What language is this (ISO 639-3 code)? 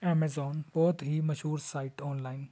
pan